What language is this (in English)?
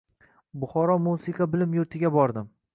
Uzbek